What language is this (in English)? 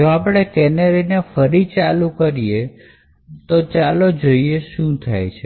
Gujarati